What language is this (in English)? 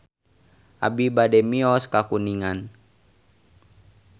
Sundanese